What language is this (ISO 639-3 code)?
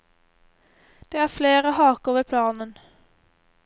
nor